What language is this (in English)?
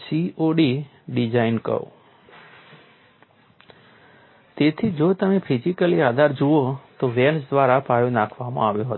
Gujarati